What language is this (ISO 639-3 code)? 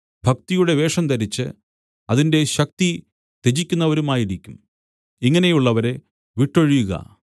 mal